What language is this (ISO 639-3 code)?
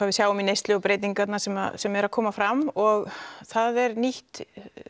isl